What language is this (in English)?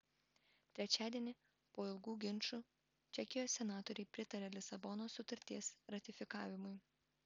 Lithuanian